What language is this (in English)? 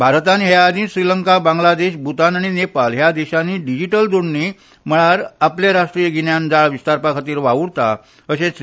Konkani